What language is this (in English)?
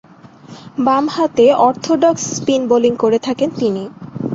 Bangla